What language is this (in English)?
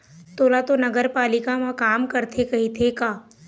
Chhattisgarhi